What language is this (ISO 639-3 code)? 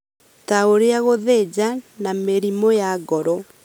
kik